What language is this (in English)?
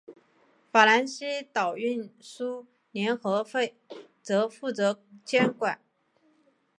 Chinese